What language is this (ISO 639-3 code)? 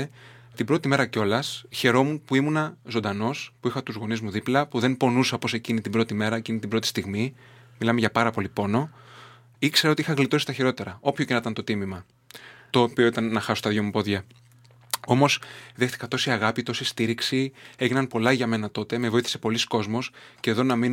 ell